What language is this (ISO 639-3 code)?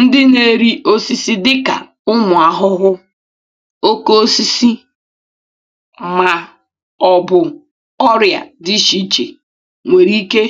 ibo